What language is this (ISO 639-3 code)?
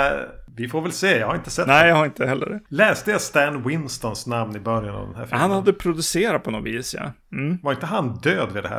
swe